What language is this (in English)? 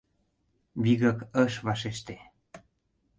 Mari